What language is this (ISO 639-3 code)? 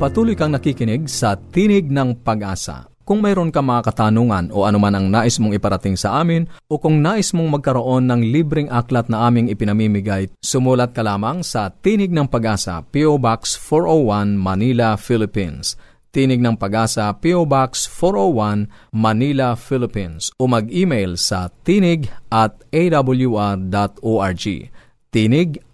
fil